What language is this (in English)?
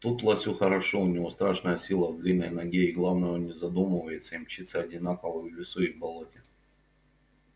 Russian